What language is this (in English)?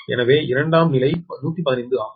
Tamil